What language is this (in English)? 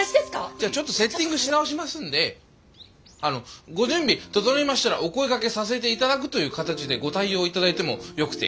Japanese